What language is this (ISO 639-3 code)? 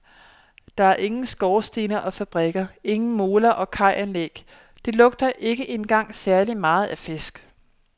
dan